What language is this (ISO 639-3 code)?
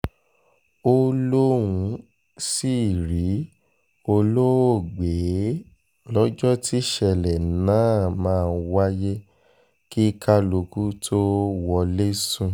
yor